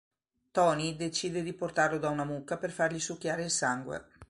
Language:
Italian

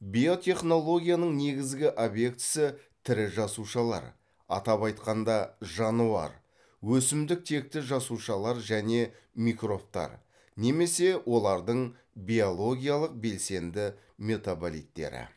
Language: Kazakh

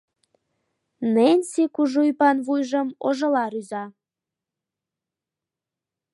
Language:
Mari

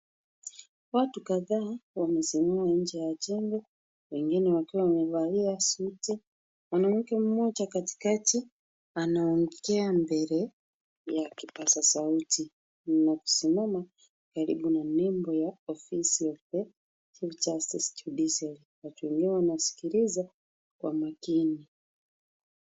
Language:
Swahili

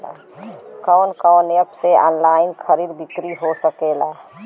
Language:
Bhojpuri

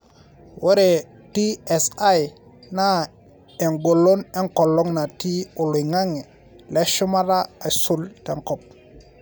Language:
Masai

